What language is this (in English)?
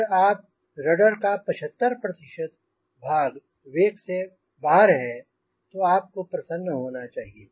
Hindi